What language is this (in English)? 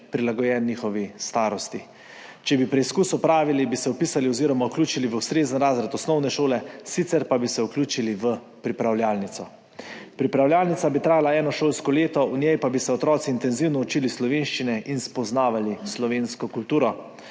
Slovenian